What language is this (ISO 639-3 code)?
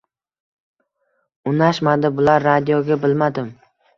uzb